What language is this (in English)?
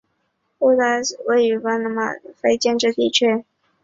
Chinese